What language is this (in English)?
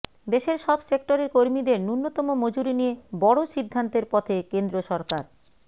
Bangla